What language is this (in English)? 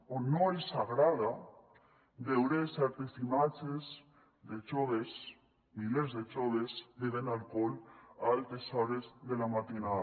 Catalan